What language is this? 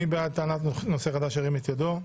Hebrew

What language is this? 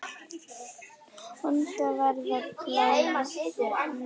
Icelandic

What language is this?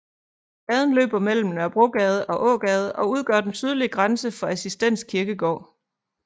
Danish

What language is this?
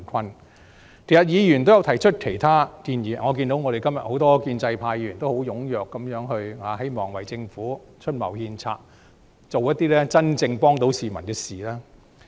Cantonese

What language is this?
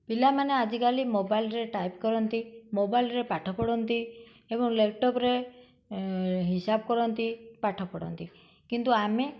Odia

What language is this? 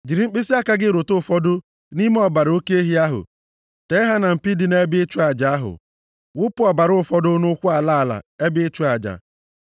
Igbo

